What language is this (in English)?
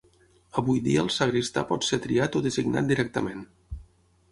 Catalan